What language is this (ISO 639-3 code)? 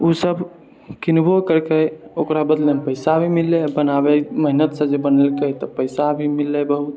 mai